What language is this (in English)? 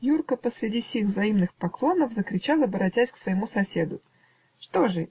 Russian